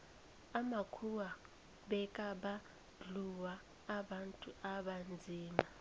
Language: South Ndebele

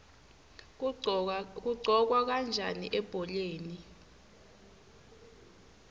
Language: Swati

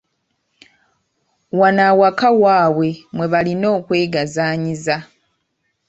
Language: Ganda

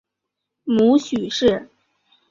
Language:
Chinese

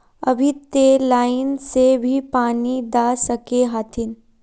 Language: Magahi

